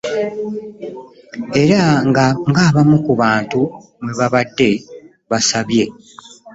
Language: Ganda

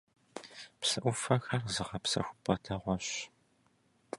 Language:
Kabardian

